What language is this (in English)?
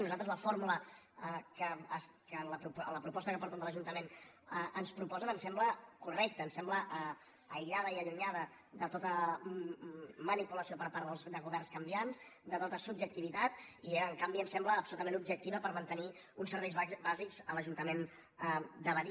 Catalan